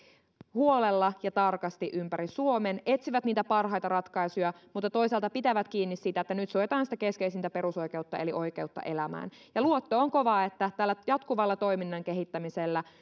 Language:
Finnish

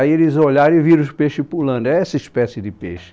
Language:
Portuguese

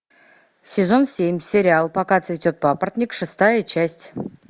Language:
Russian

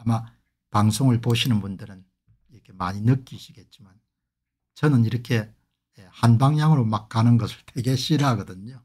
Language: Korean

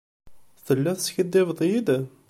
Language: Kabyle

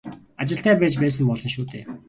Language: Mongolian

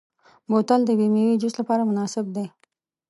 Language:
Pashto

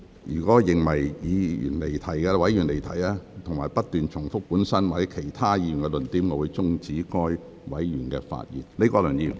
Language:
Cantonese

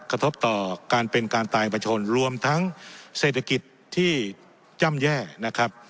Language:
Thai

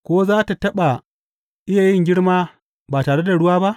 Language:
Hausa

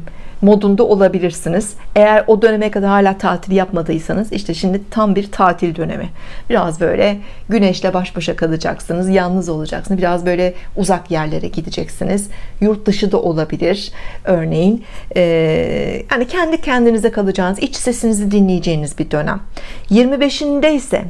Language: Turkish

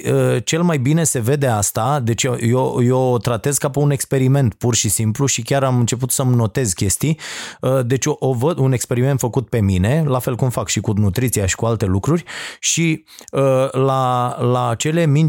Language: Romanian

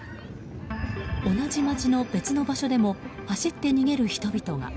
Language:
Japanese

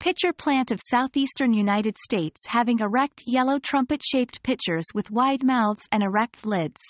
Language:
English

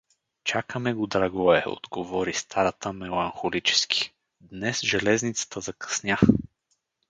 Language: Bulgarian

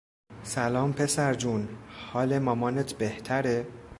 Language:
Persian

